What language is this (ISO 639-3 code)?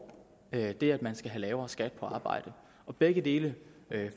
dan